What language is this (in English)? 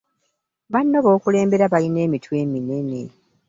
Ganda